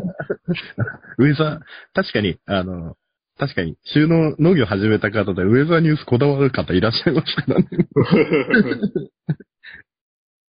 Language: Japanese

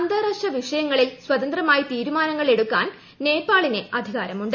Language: Malayalam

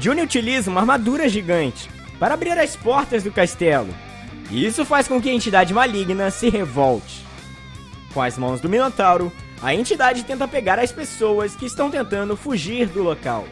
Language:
Portuguese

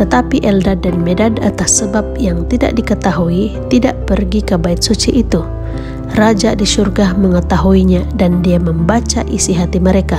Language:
Indonesian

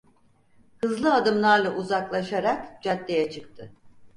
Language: Turkish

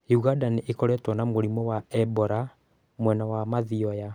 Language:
Kikuyu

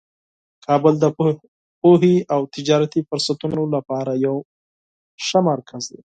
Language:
Pashto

